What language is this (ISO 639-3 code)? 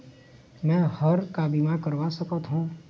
hne